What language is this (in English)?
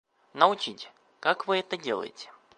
Russian